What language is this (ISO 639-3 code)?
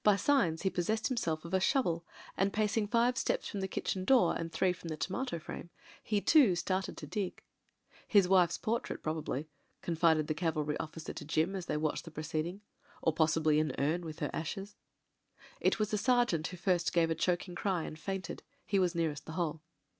eng